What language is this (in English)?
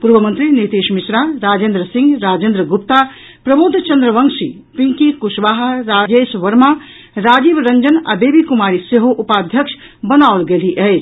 Maithili